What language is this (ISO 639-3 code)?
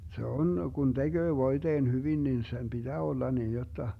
fin